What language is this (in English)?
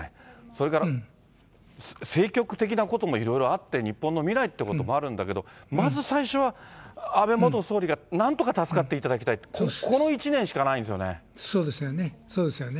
Japanese